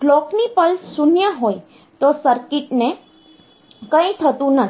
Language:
Gujarati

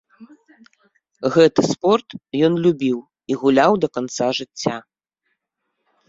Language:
Belarusian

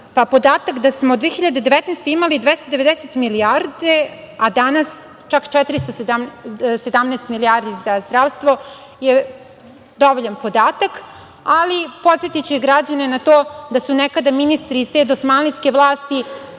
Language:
Serbian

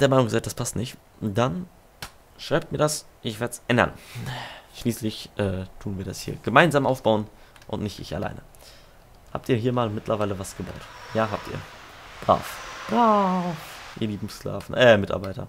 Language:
German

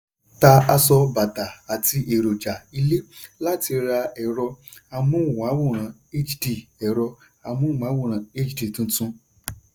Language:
Yoruba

